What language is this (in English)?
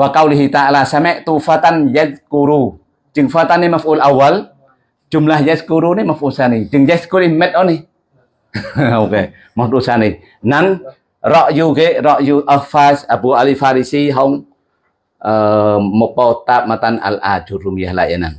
Indonesian